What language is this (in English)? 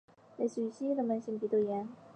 Chinese